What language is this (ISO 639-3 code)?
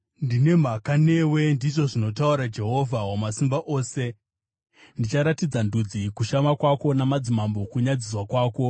sna